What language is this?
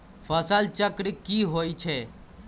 Magahi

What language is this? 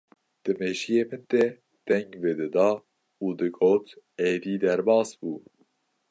Kurdish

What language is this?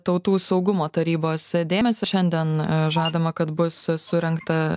Lithuanian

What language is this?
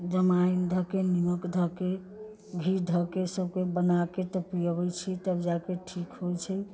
Maithili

